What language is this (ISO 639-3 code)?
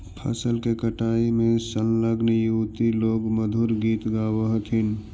mag